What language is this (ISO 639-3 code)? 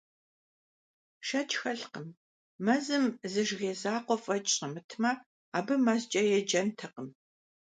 kbd